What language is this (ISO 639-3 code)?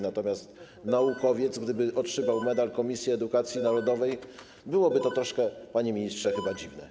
pol